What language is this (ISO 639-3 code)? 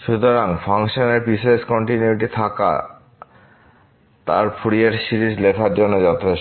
ben